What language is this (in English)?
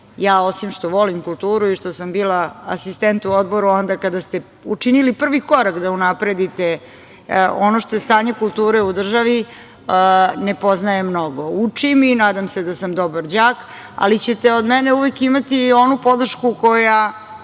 Serbian